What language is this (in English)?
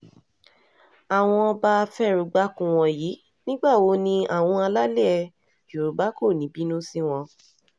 Yoruba